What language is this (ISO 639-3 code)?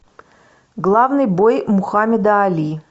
rus